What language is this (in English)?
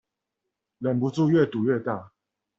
Chinese